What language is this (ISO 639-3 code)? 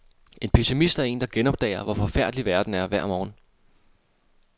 dan